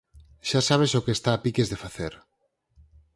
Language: Galician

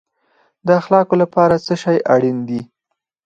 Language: Pashto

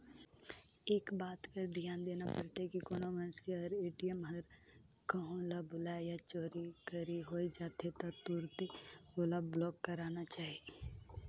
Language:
Chhattisgarhi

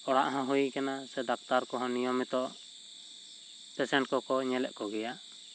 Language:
Santali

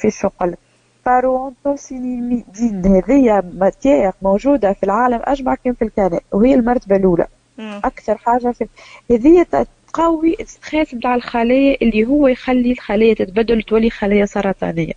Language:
Arabic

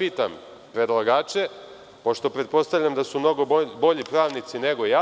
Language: Serbian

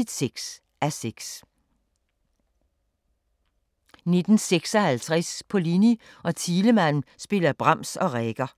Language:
Danish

